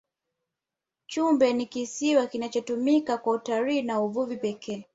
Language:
Swahili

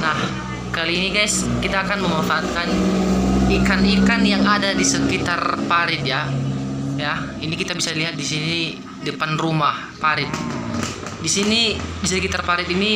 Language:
Indonesian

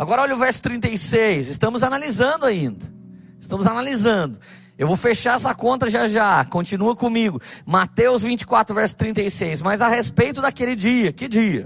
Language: Portuguese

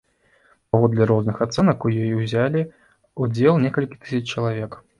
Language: Belarusian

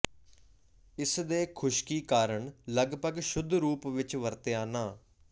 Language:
Punjabi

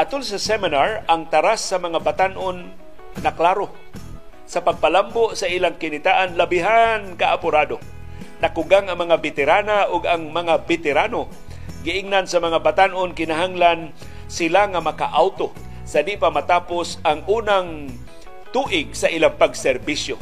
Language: Filipino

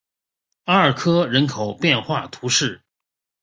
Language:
Chinese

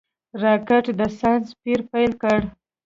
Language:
Pashto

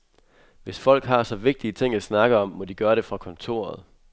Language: Danish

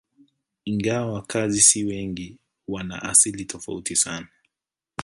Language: Swahili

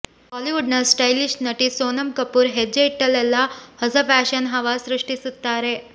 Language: Kannada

